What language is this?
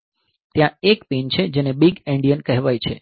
Gujarati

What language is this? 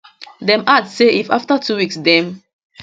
Nigerian Pidgin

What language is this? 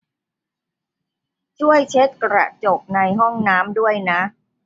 Thai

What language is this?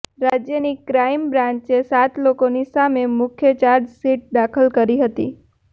Gujarati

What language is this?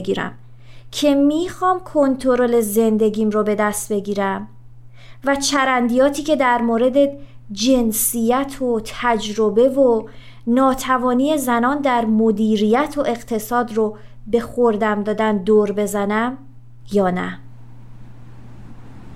Persian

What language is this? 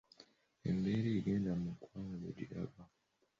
Ganda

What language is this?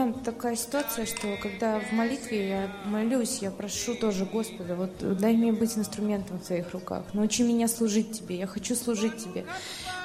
Russian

